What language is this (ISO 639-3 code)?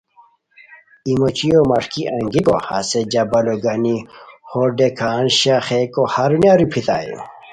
khw